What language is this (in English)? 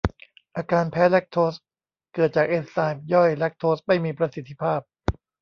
Thai